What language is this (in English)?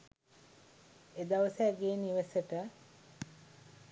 Sinhala